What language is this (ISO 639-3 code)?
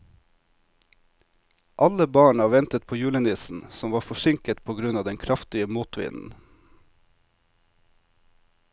nor